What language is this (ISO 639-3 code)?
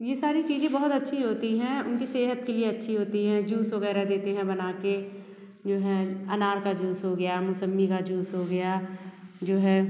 hin